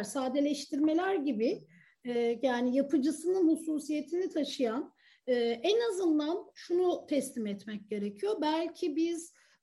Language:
Turkish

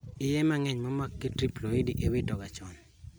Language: Luo (Kenya and Tanzania)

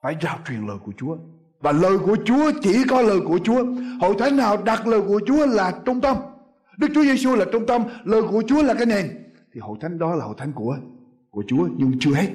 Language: Vietnamese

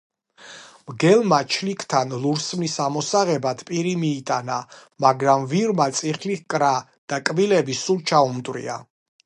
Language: Georgian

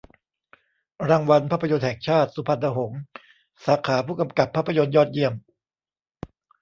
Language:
Thai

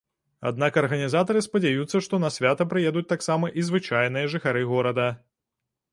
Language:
Belarusian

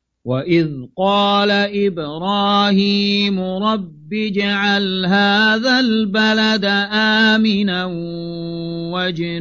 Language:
Arabic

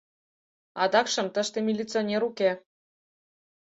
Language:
Mari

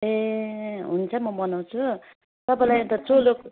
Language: Nepali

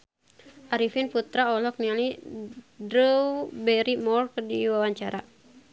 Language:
Sundanese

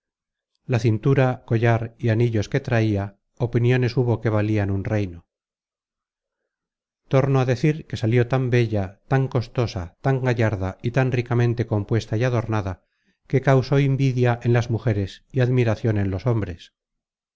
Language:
Spanish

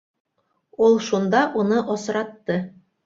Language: Bashkir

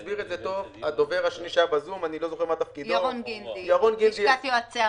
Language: Hebrew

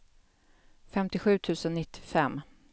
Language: Swedish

